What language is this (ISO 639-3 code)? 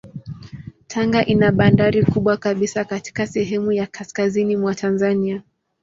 swa